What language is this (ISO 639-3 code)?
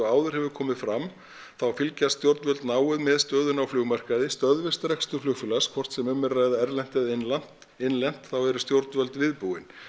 isl